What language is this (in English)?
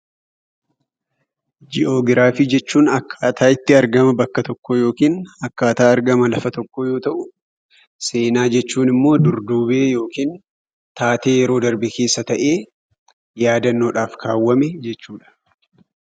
Oromo